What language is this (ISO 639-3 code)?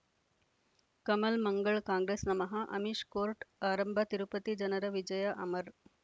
kan